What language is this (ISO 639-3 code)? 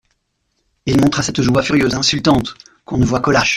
fra